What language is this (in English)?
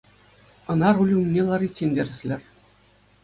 Chuvash